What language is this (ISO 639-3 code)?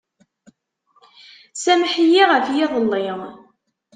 kab